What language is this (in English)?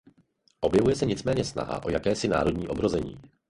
Czech